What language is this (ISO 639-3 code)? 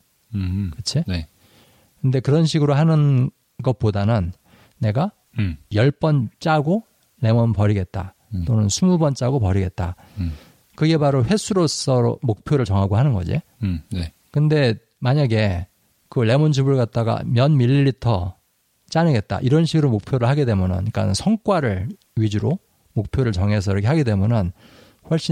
kor